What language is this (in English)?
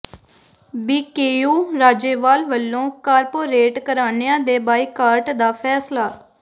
Punjabi